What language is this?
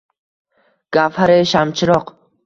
Uzbek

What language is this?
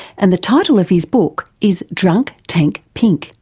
English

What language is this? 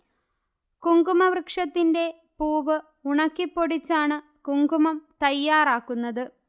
Malayalam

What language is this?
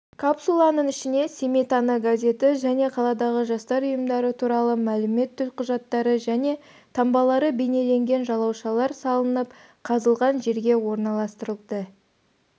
Kazakh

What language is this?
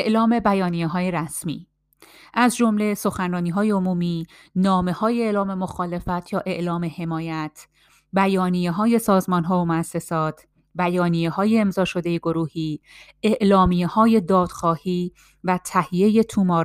Persian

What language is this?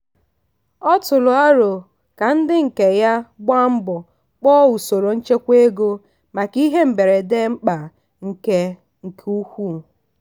Igbo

